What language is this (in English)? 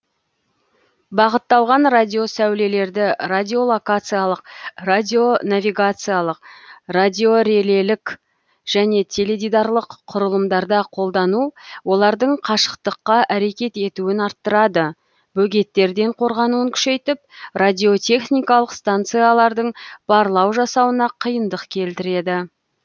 Kazakh